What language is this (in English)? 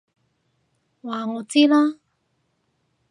Cantonese